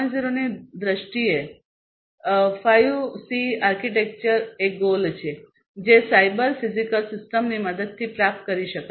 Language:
Gujarati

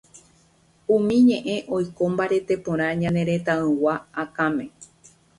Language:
Guarani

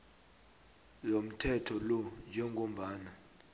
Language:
South Ndebele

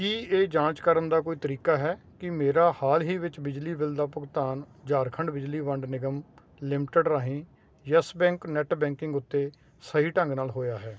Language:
Punjabi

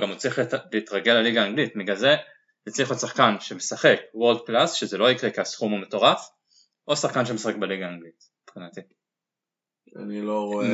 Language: Hebrew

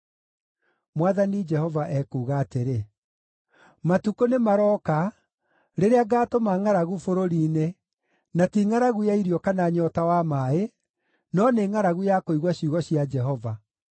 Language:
Kikuyu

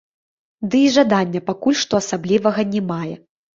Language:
Belarusian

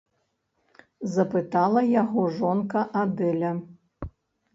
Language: Belarusian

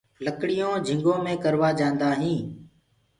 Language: Gurgula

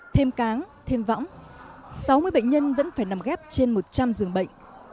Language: Vietnamese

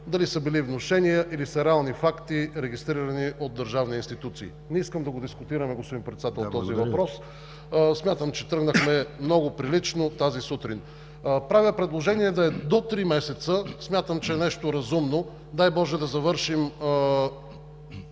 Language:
Bulgarian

